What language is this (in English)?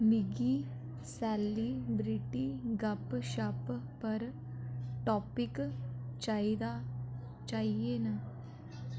Dogri